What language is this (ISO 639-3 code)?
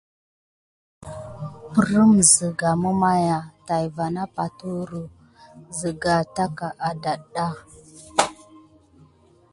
gid